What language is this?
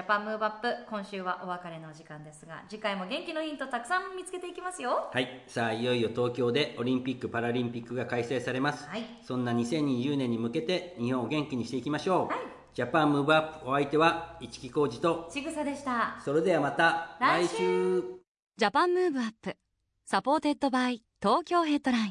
Japanese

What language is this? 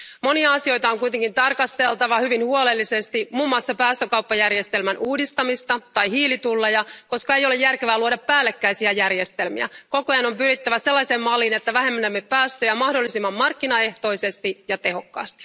Finnish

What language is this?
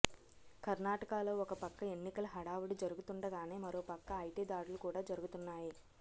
Telugu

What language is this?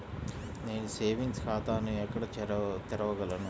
Telugu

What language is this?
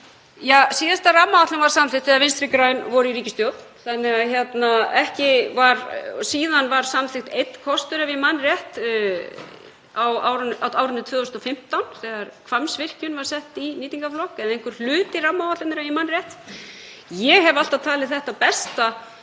Icelandic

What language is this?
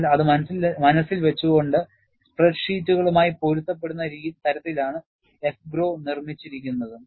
Malayalam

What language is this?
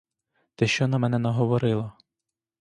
Ukrainian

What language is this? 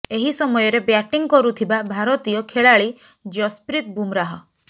Odia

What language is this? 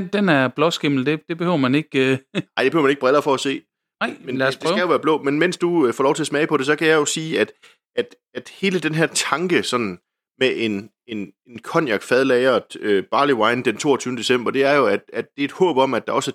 Danish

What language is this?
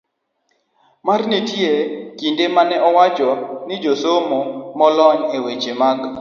Luo (Kenya and Tanzania)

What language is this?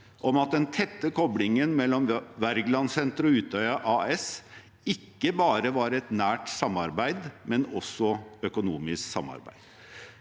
Norwegian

